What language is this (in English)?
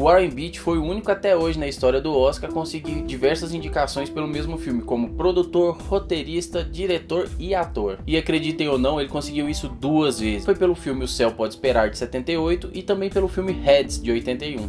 Portuguese